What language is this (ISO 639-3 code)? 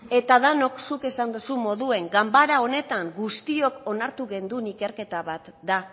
eus